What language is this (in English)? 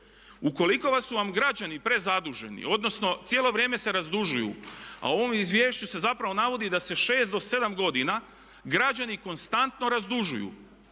Croatian